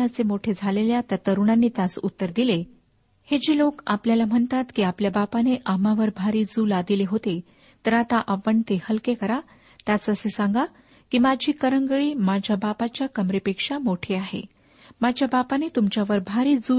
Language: Marathi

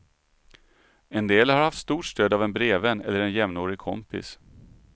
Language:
Swedish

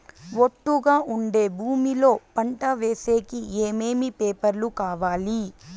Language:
Telugu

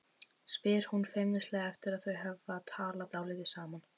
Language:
Icelandic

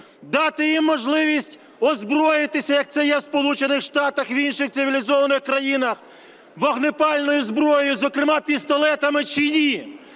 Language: Ukrainian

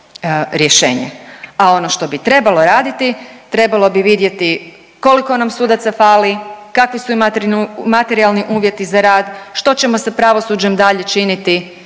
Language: Croatian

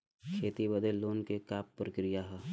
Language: Bhojpuri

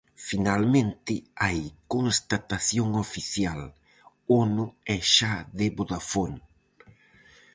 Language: Galician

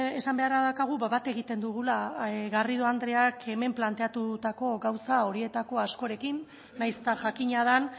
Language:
Basque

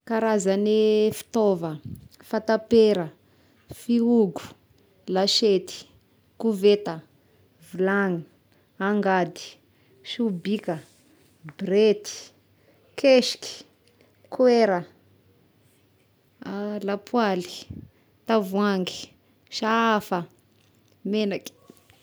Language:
Tesaka Malagasy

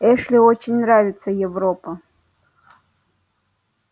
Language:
Russian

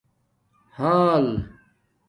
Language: Domaaki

